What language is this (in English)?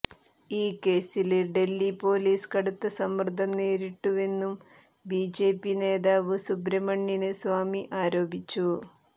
Malayalam